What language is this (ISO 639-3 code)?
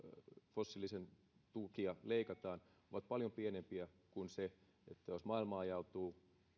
fin